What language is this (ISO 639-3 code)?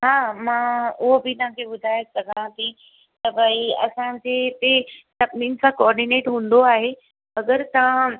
snd